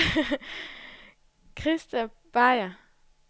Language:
Danish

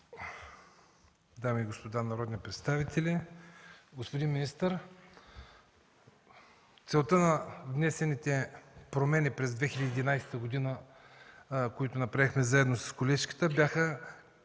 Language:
Bulgarian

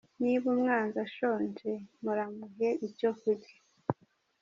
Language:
Kinyarwanda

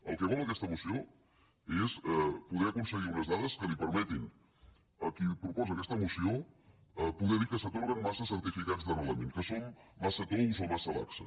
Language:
Catalan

